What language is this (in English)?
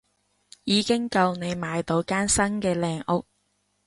Cantonese